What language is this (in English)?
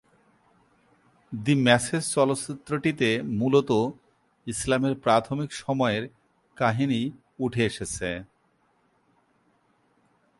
Bangla